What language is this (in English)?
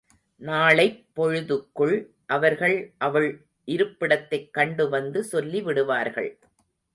Tamil